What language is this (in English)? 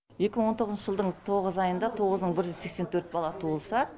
Kazakh